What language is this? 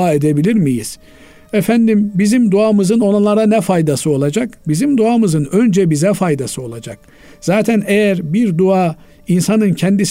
Turkish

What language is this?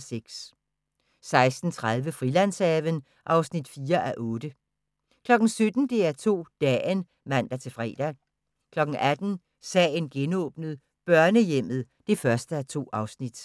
Danish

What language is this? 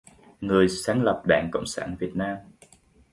Vietnamese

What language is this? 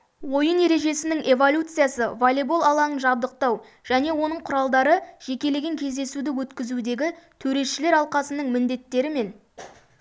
Kazakh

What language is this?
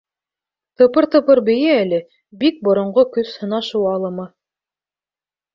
Bashkir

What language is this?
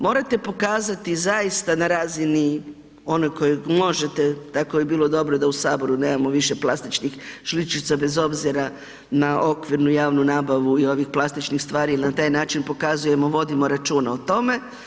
Croatian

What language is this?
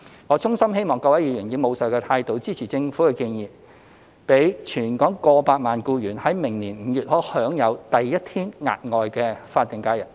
Cantonese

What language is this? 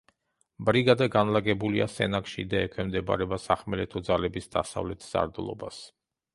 Georgian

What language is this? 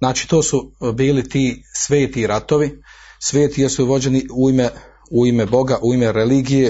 Croatian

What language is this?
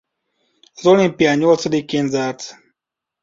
Hungarian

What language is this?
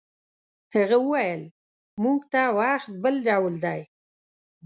Pashto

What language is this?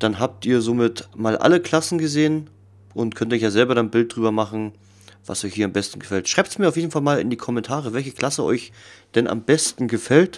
German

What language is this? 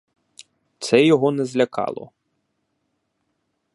Ukrainian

